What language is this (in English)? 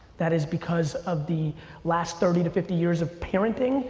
English